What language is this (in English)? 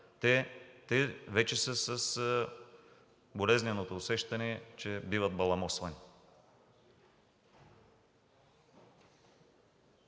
Bulgarian